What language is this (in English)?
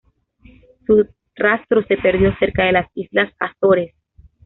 Spanish